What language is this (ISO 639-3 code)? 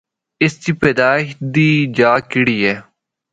hno